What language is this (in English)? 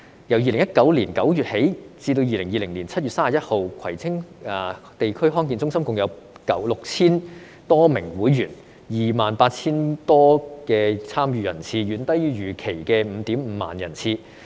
Cantonese